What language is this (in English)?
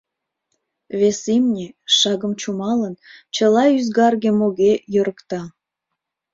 Mari